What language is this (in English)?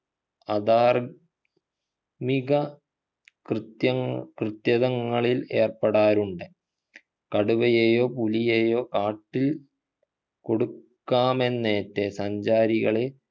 Malayalam